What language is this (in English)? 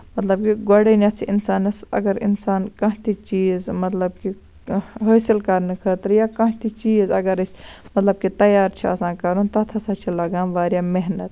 Kashmiri